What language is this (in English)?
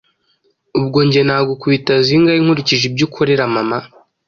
Kinyarwanda